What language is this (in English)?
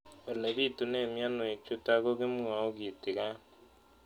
Kalenjin